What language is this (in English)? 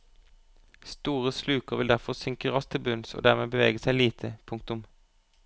Norwegian